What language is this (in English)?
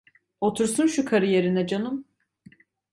Turkish